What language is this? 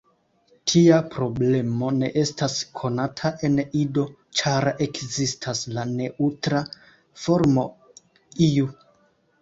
Esperanto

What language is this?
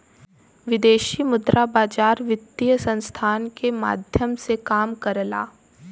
Bhojpuri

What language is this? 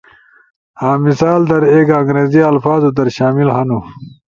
Ushojo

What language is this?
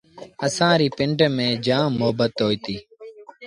Sindhi Bhil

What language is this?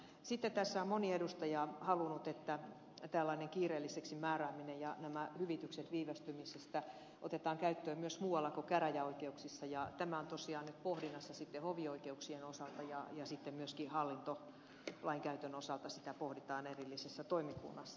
Finnish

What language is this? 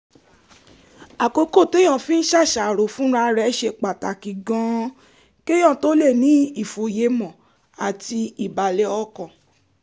Yoruba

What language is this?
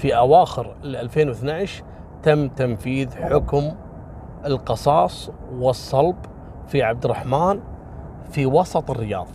Arabic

